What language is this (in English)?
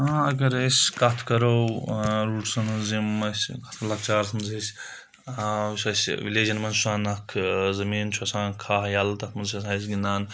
Kashmiri